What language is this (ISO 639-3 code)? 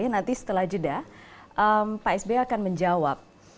ind